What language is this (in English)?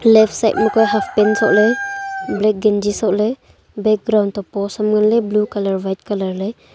Wancho Naga